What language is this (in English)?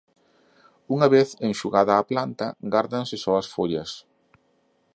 Galician